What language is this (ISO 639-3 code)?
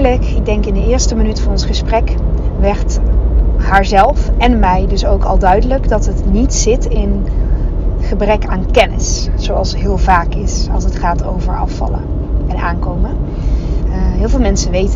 nld